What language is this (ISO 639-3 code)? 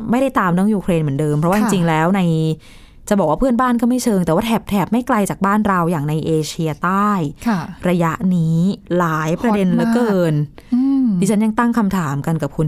tha